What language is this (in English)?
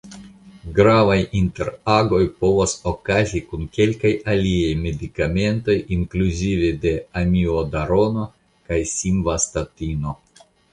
Esperanto